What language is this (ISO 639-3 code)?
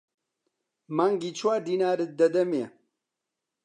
ckb